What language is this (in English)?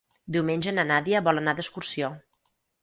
Catalan